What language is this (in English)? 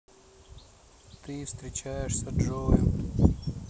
Russian